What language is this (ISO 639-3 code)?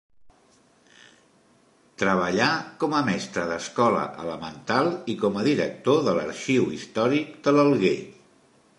cat